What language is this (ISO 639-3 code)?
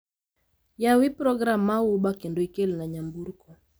luo